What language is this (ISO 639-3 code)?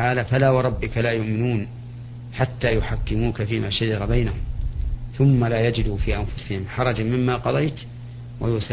ara